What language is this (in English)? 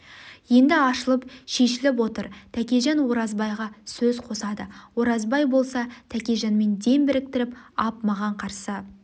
Kazakh